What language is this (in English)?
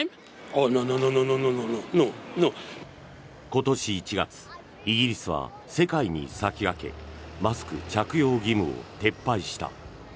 Japanese